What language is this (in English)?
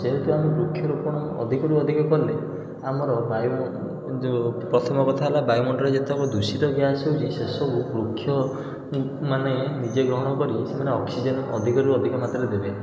Odia